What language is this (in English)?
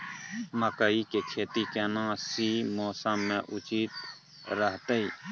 Maithili